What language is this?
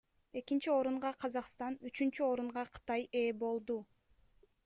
Kyrgyz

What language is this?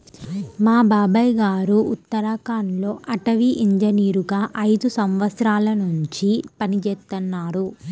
Telugu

